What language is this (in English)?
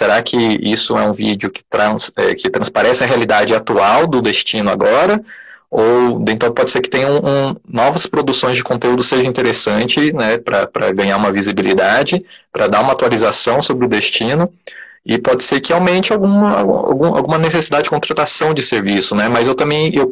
Portuguese